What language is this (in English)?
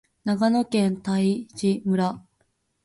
Japanese